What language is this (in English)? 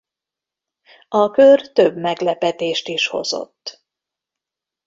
Hungarian